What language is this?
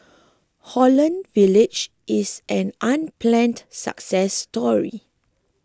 English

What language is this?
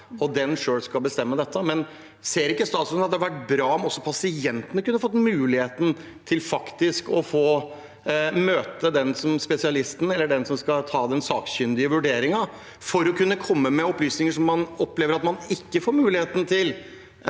Norwegian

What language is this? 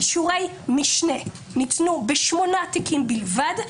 Hebrew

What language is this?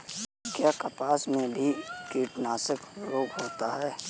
Hindi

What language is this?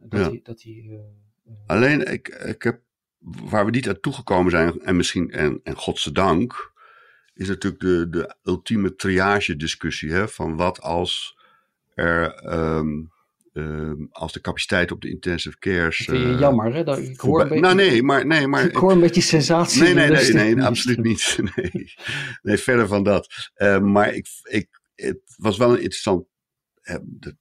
Dutch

